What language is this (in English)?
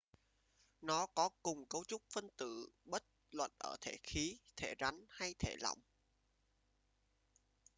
Vietnamese